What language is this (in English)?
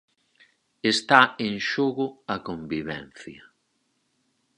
Galician